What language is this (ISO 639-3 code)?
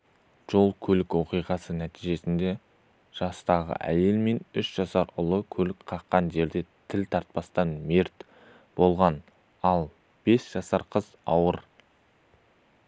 kaz